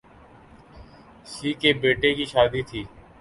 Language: Urdu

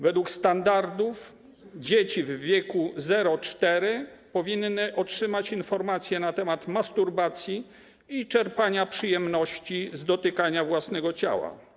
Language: Polish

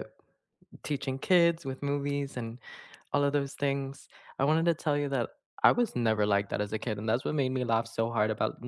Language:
English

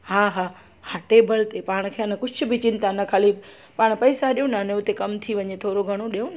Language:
Sindhi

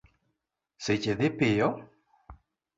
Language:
Luo (Kenya and Tanzania)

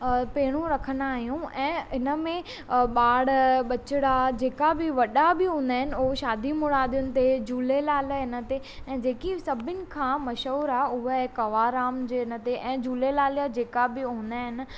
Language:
Sindhi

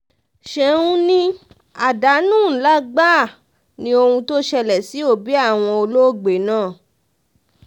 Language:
Yoruba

